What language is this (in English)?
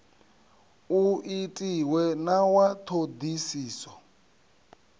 Venda